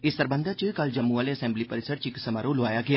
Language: Dogri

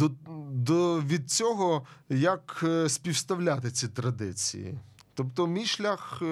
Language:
Ukrainian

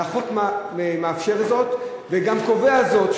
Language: Hebrew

